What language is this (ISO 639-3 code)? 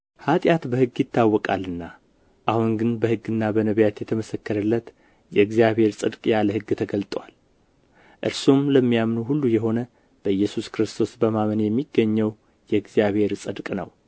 amh